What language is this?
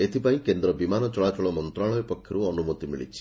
Odia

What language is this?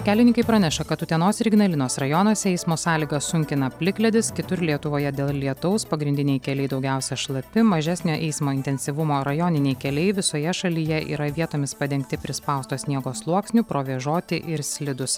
Lithuanian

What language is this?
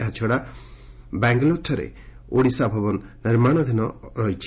Odia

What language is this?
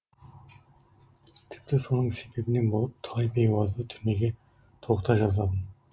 Kazakh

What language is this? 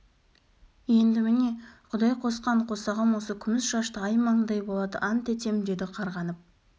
Kazakh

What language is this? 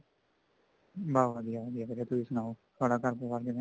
Punjabi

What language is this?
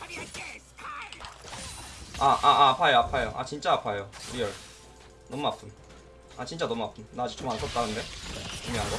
Korean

